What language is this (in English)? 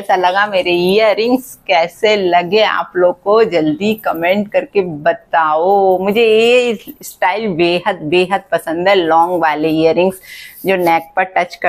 Hindi